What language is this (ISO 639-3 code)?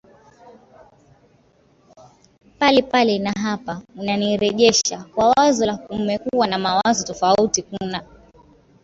swa